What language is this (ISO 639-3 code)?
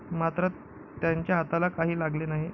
mar